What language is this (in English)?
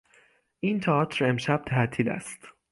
Persian